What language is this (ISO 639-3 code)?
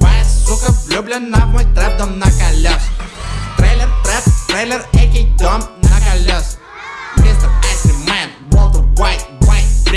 rus